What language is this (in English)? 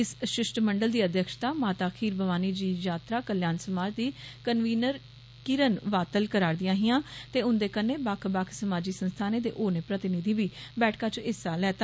Dogri